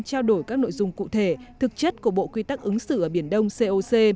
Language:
Vietnamese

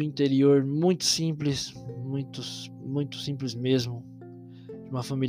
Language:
Portuguese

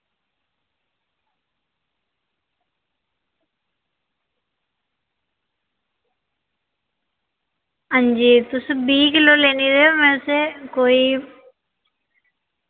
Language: Dogri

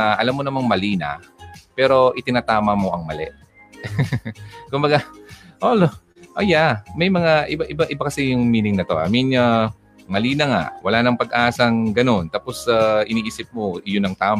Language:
Filipino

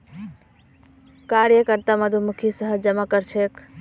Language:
Magahi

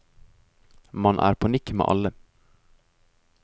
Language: Norwegian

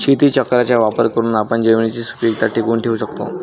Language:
Marathi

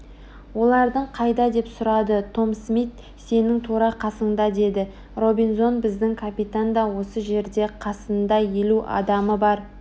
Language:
Kazakh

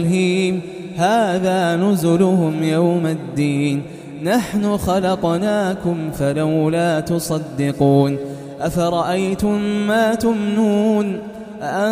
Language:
Arabic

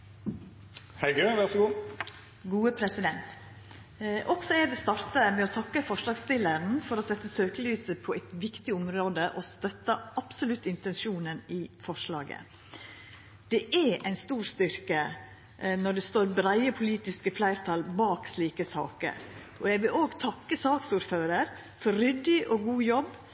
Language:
Norwegian Nynorsk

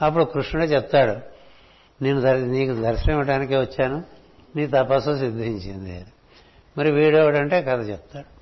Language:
Telugu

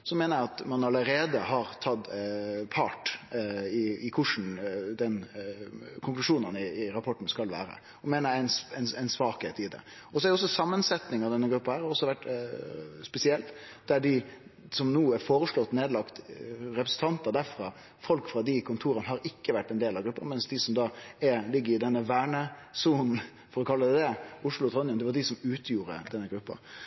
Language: Norwegian Nynorsk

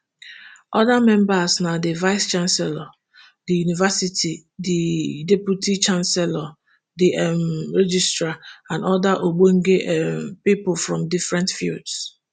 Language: Nigerian Pidgin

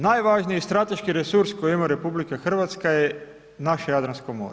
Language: Croatian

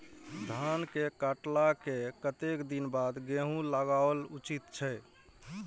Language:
Maithili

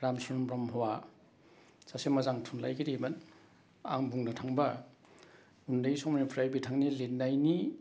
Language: Bodo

